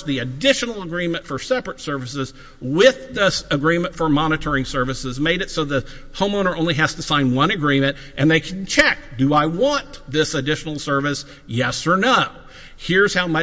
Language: English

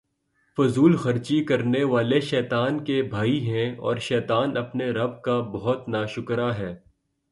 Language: Urdu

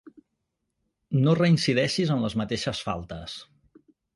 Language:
Catalan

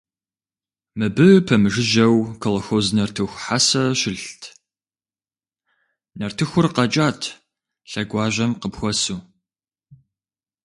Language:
Kabardian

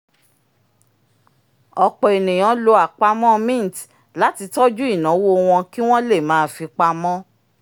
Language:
Yoruba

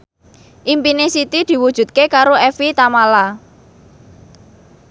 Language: Javanese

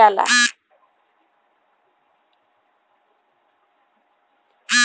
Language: Bhojpuri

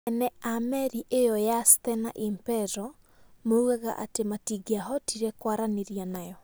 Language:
Kikuyu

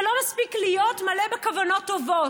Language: Hebrew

